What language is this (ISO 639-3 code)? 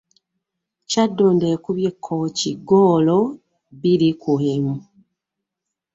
lug